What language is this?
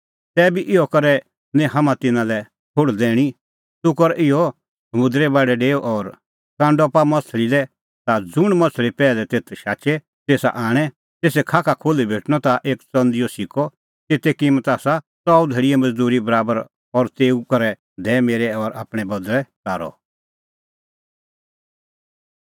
Kullu Pahari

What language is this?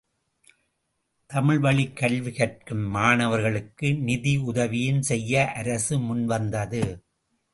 Tamil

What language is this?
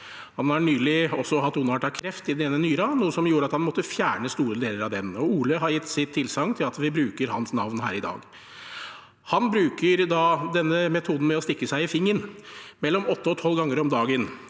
Norwegian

